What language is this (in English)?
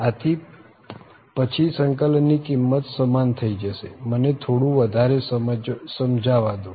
Gujarati